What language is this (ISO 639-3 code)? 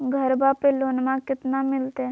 mag